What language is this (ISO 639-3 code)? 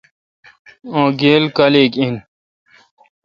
xka